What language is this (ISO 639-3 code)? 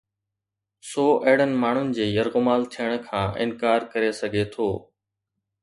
snd